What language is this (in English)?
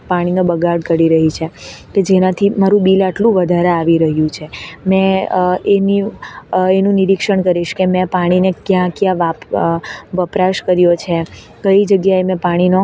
Gujarati